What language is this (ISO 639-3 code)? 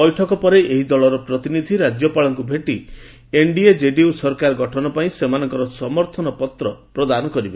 ori